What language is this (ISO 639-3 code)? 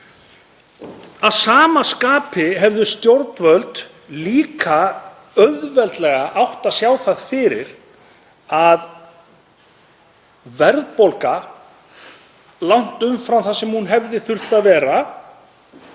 isl